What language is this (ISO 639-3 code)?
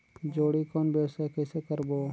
hne